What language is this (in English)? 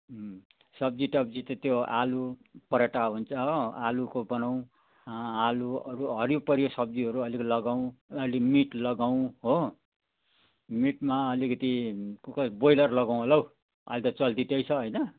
Nepali